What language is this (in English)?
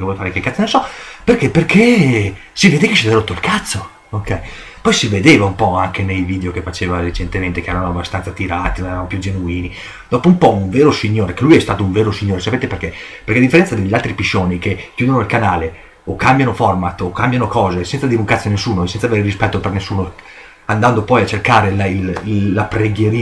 Italian